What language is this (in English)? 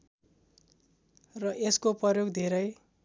Nepali